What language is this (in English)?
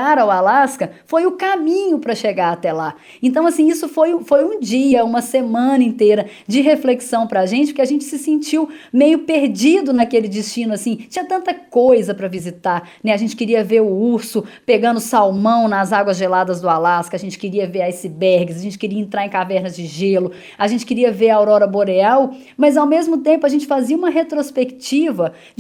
Portuguese